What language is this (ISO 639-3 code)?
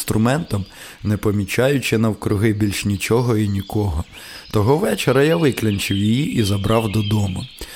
ukr